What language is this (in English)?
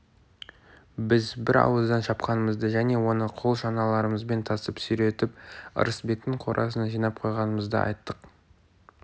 Kazakh